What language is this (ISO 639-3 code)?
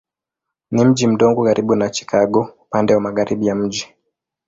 swa